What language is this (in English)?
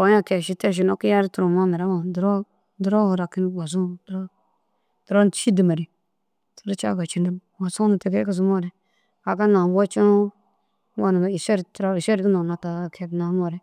Dazaga